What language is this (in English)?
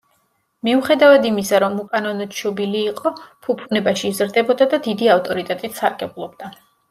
Georgian